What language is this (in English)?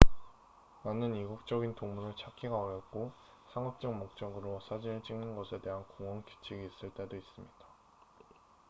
Korean